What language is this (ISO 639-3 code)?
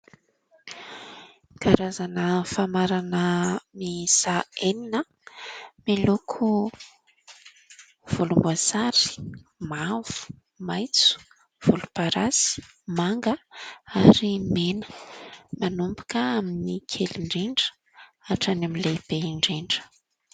mlg